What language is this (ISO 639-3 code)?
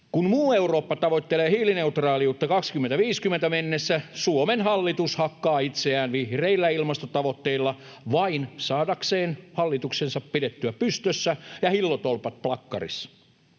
fin